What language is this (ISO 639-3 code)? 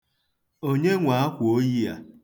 ibo